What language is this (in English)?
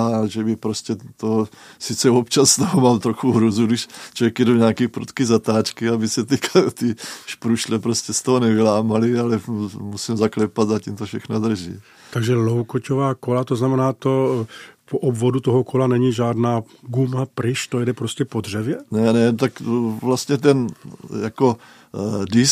Czech